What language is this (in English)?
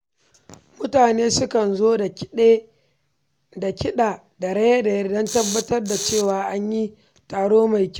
Hausa